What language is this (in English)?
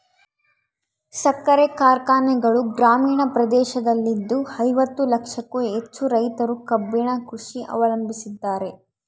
Kannada